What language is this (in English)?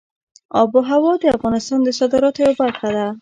Pashto